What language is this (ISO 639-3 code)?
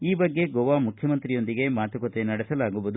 kan